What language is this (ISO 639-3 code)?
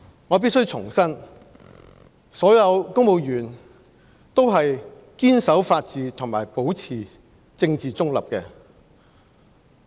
yue